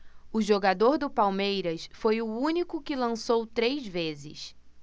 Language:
Portuguese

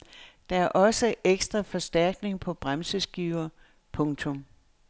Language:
Danish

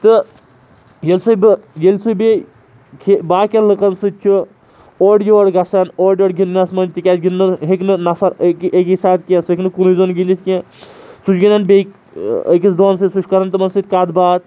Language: Kashmiri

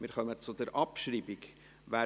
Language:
Swiss German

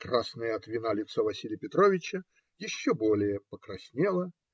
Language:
Russian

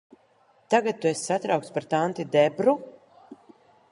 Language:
Latvian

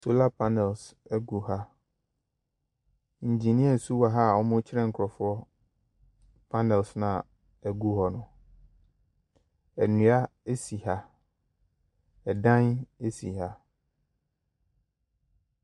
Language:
Akan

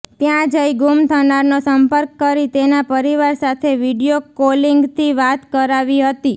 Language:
Gujarati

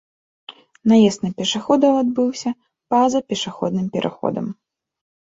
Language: Belarusian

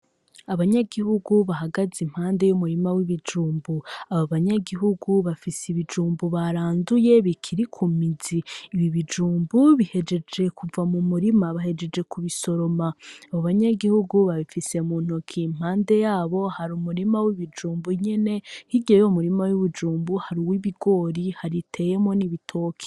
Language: Rundi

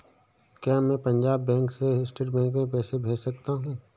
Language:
Hindi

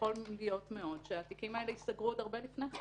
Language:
Hebrew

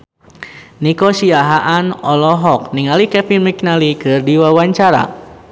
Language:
Sundanese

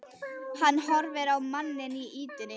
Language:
Icelandic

